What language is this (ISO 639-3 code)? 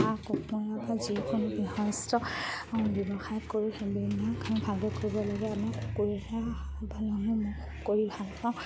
asm